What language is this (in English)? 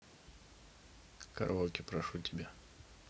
Russian